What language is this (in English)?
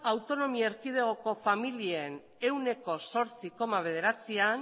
Basque